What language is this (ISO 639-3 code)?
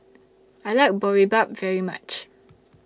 eng